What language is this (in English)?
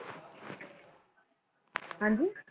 Punjabi